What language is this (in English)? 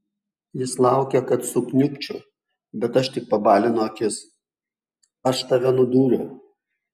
Lithuanian